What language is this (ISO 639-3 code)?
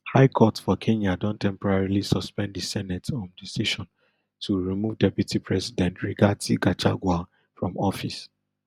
pcm